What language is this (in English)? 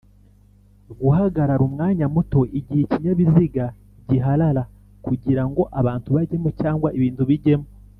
Kinyarwanda